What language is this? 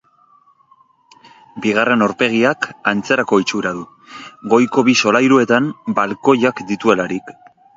Basque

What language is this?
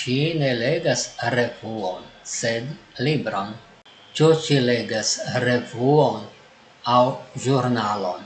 Esperanto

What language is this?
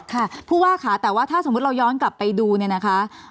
Thai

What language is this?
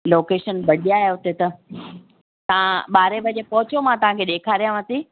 Sindhi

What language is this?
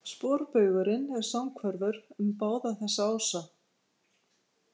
Icelandic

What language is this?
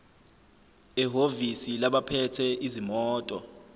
Zulu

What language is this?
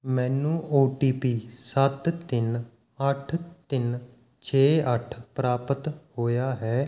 Punjabi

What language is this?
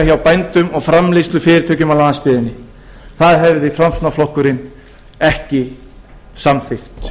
Icelandic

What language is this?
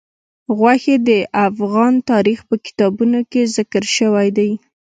Pashto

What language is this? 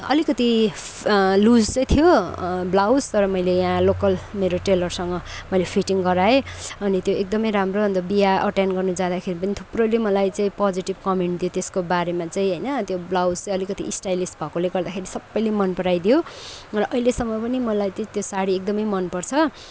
Nepali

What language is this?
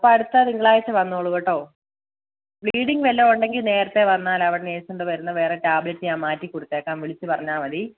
Malayalam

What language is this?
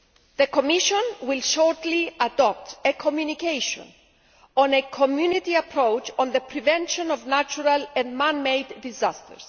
English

